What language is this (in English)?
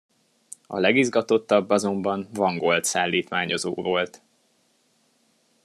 Hungarian